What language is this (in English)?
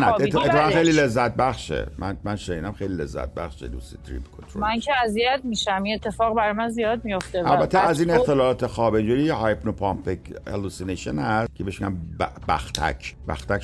Persian